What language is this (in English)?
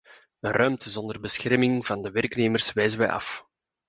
Dutch